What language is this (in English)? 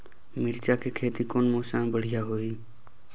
Chhattisgarhi